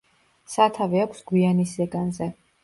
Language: Georgian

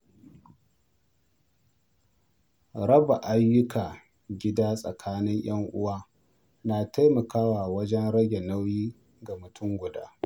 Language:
Hausa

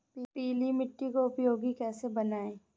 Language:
Hindi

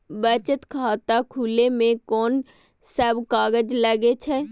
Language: Maithili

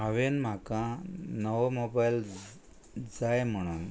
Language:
Konkani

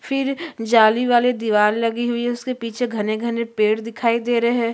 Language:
Hindi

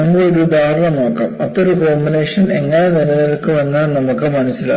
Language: Malayalam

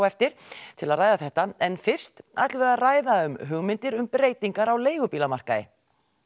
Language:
Icelandic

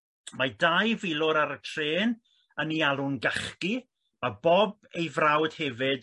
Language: Welsh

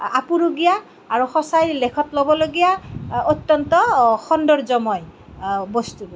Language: Assamese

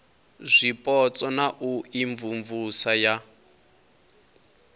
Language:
Venda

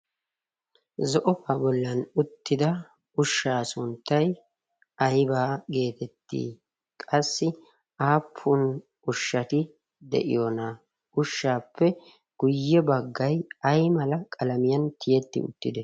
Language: Wolaytta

